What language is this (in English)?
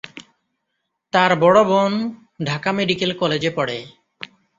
Bangla